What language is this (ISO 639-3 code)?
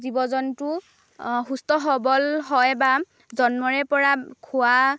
asm